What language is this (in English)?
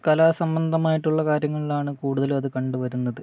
Malayalam